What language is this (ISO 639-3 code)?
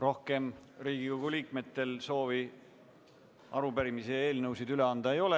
est